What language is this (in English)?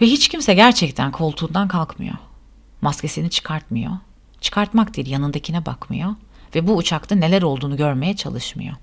Turkish